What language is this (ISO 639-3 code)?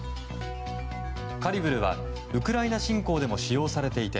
jpn